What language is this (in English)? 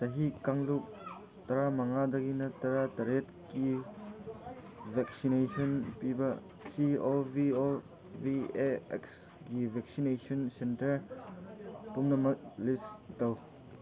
Manipuri